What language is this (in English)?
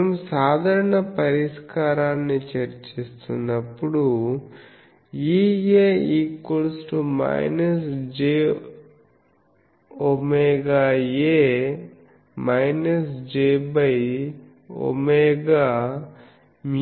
Telugu